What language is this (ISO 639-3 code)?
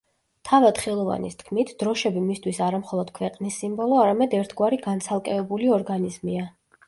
kat